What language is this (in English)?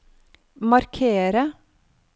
Norwegian